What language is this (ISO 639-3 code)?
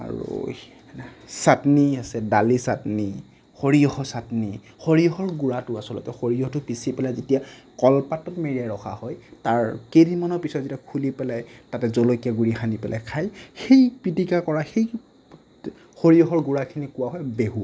asm